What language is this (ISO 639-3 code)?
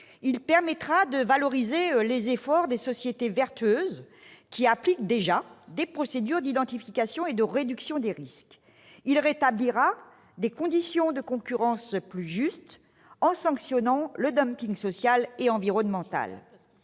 fra